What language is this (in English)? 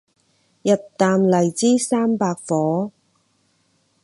Cantonese